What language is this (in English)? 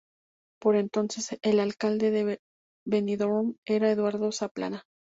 Spanish